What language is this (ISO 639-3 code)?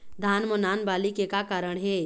hne